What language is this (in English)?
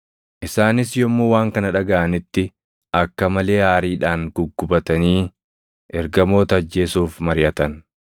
Oromo